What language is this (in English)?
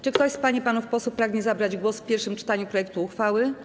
Polish